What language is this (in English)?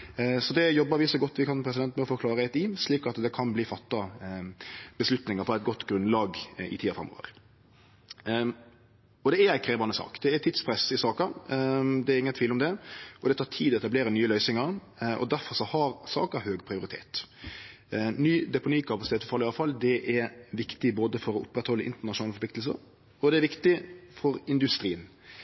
Norwegian Nynorsk